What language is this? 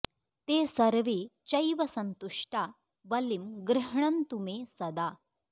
Sanskrit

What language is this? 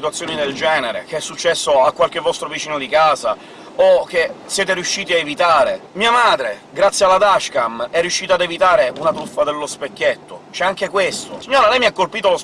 Italian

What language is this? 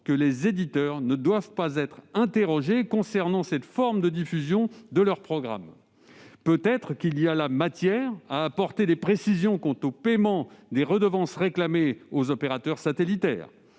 French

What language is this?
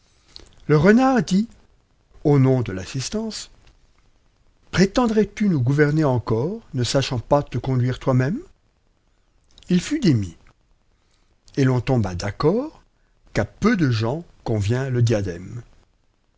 French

